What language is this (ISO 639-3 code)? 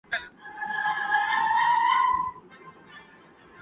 urd